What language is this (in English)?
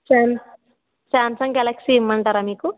Telugu